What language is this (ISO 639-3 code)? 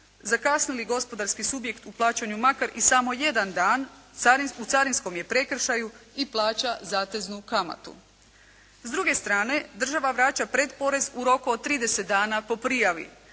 hrv